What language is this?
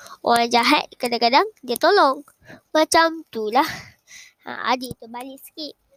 Malay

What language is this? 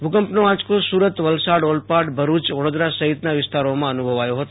Gujarati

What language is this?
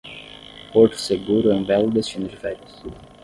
Portuguese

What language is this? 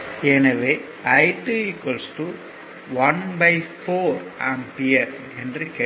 Tamil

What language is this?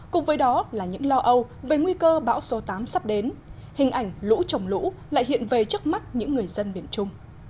Vietnamese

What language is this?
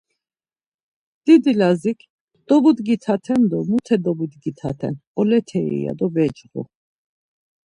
Laz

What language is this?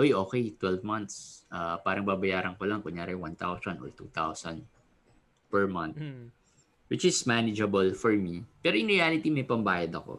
Filipino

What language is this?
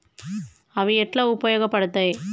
Telugu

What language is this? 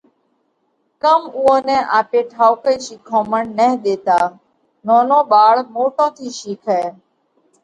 Parkari Koli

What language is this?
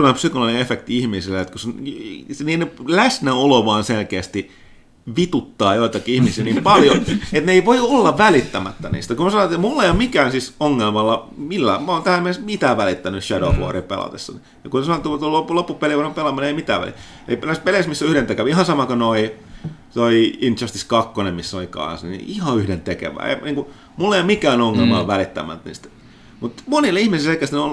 Finnish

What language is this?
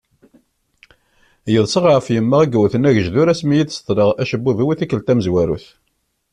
Kabyle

